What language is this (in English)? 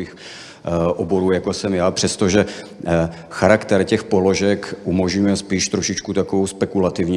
Czech